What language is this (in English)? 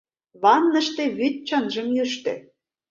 Mari